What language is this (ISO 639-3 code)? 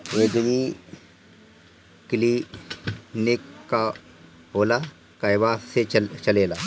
bho